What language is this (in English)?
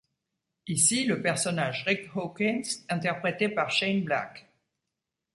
French